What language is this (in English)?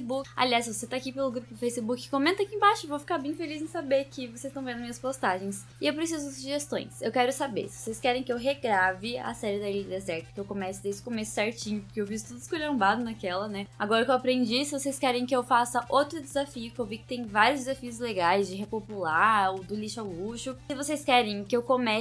Portuguese